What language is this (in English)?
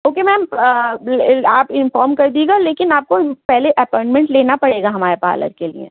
Urdu